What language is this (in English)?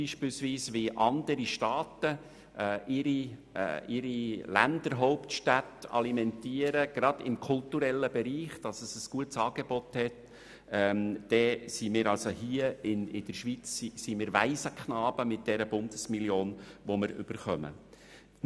Swiss German